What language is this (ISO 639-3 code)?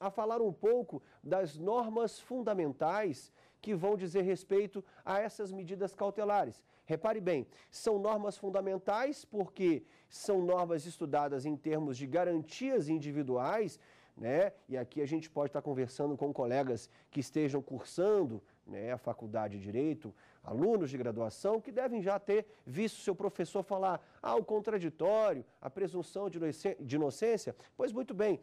por